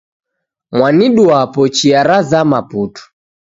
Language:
Taita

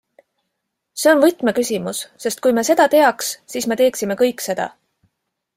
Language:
Estonian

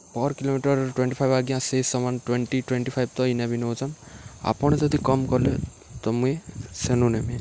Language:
Odia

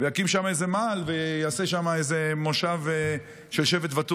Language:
Hebrew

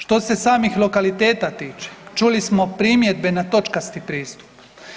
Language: Croatian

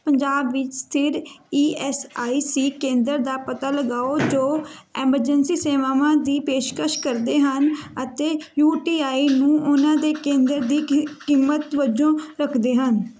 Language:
Punjabi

